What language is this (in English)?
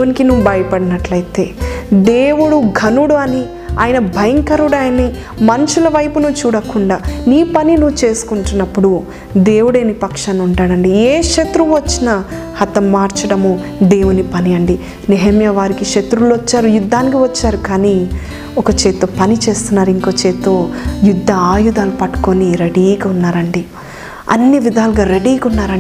Telugu